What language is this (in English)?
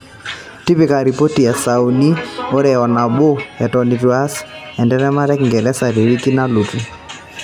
Masai